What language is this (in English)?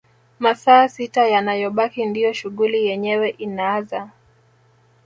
Swahili